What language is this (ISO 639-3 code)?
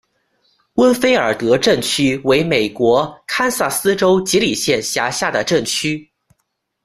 zho